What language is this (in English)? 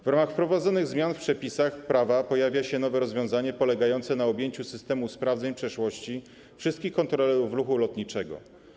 Polish